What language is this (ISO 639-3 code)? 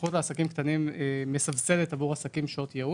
heb